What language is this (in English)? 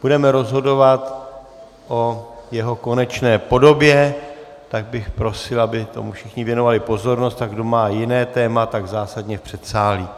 Czech